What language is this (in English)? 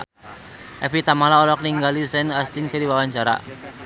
Sundanese